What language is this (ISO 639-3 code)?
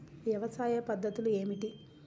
tel